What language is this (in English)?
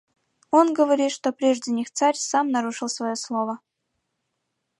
Mari